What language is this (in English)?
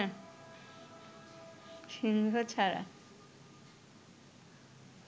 Bangla